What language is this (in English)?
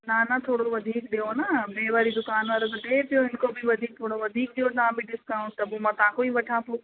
Sindhi